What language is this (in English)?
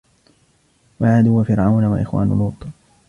Arabic